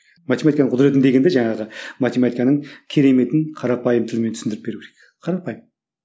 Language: Kazakh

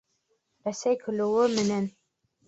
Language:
Bashkir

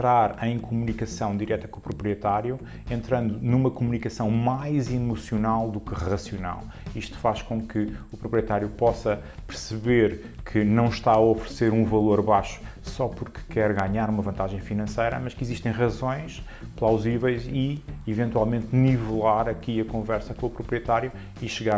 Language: Portuguese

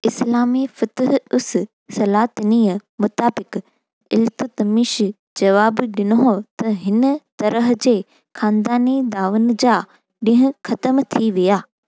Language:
Sindhi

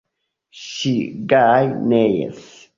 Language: Esperanto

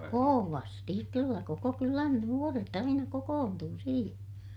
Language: Finnish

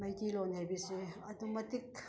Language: Manipuri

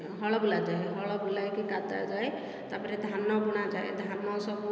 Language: Odia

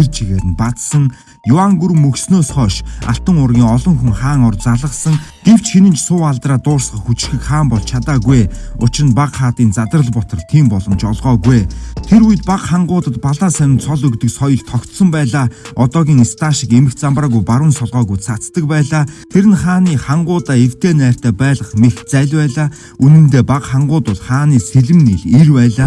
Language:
Mongolian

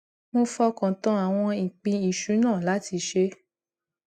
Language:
Yoruba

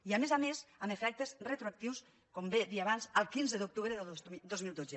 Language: Catalan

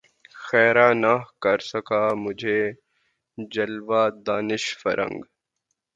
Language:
Urdu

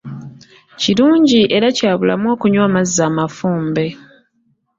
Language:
Ganda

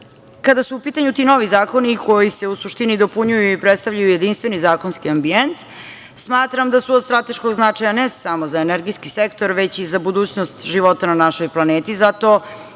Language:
Serbian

